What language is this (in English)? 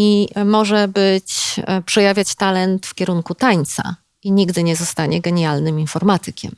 Polish